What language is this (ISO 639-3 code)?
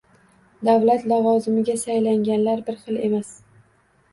uzb